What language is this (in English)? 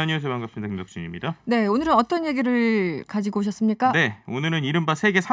Korean